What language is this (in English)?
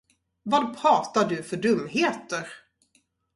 Swedish